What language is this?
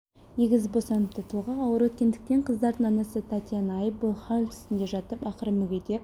Kazakh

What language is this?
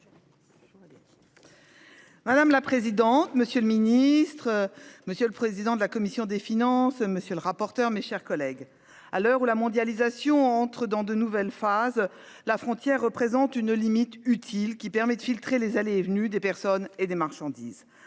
French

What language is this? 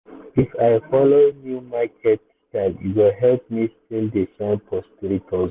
Nigerian Pidgin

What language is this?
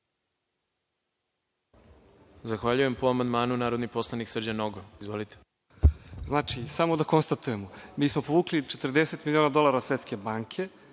Serbian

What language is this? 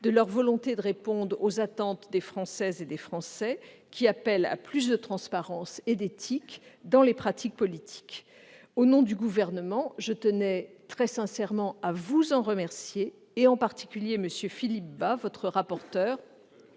French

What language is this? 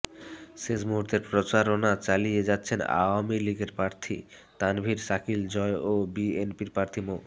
Bangla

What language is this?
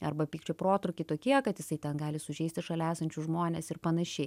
Lithuanian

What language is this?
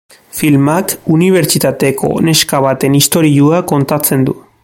Basque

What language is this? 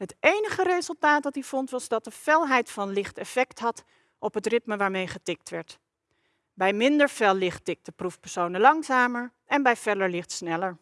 Dutch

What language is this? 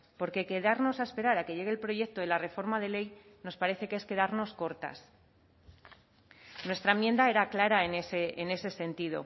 Spanish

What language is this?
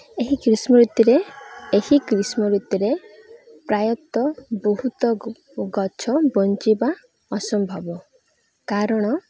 Odia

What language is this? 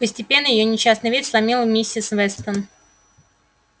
Russian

